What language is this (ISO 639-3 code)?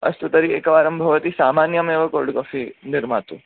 san